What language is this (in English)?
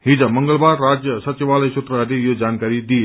Nepali